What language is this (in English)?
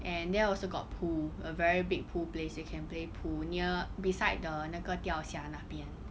English